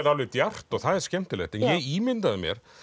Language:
Icelandic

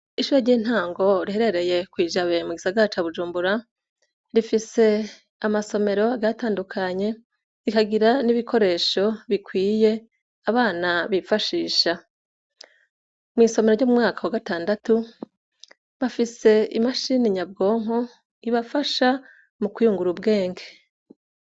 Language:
Rundi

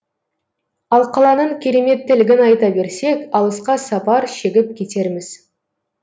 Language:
Kazakh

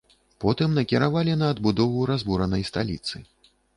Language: Belarusian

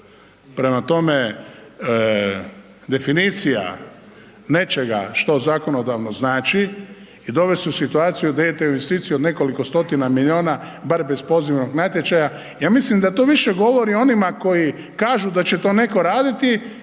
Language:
Croatian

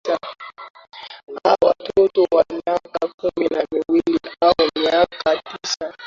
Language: Swahili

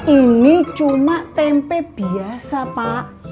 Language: Indonesian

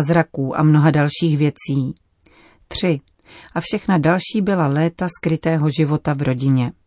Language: Czech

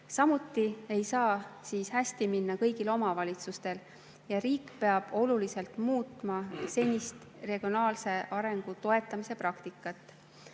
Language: Estonian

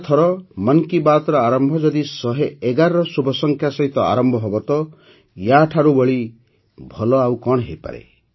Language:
Odia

